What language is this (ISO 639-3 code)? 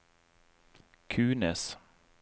nor